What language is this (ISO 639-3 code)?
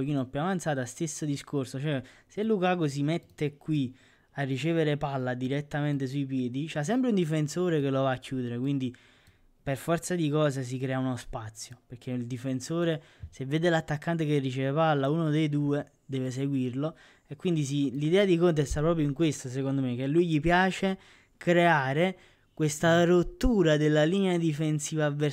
ita